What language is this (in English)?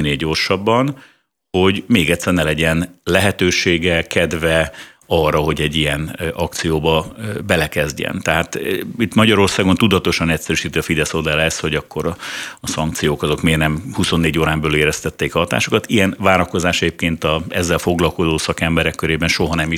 Hungarian